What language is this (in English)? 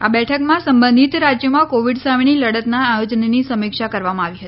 Gujarati